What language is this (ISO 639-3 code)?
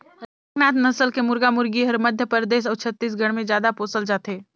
hne